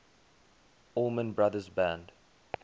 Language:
English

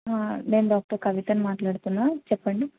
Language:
Telugu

